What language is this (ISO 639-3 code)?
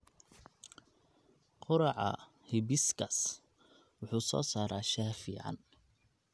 som